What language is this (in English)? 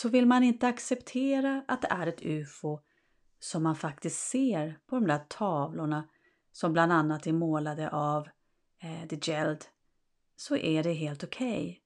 Swedish